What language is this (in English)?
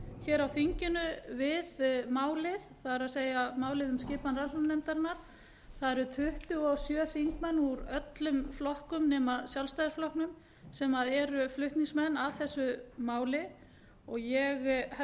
Icelandic